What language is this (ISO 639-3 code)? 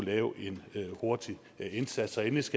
dan